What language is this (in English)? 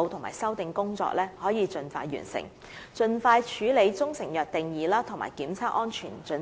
Cantonese